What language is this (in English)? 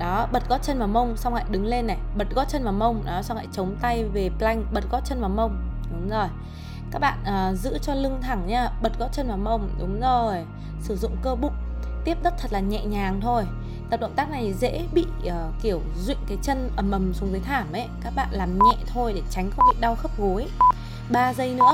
Vietnamese